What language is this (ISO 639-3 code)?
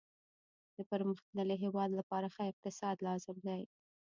pus